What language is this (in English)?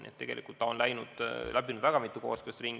Estonian